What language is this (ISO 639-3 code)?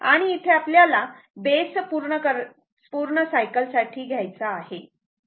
mar